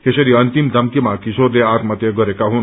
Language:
Nepali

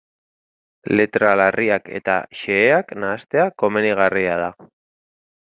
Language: Basque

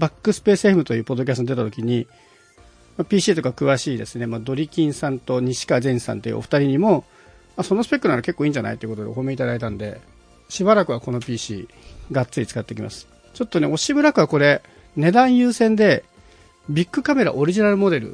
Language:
Japanese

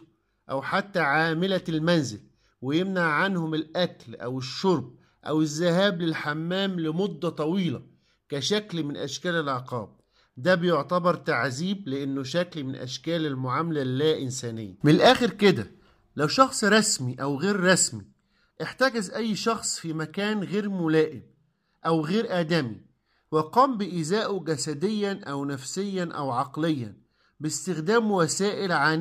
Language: Arabic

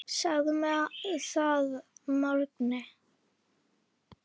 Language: Icelandic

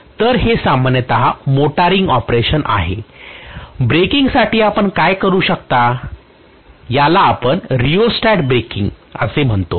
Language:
Marathi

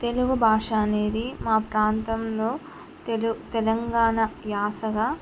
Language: Telugu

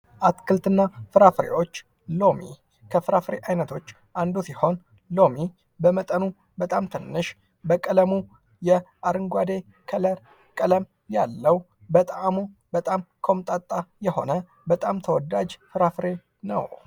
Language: Amharic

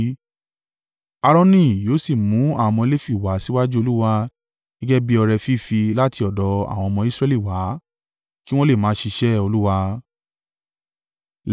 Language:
Yoruba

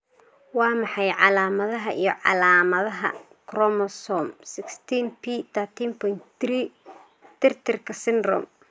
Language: Somali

